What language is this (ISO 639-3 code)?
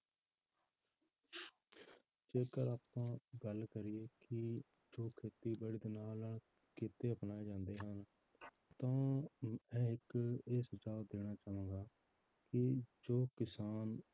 pan